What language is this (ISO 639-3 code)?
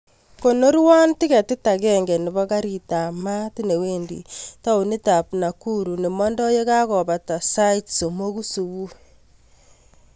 kln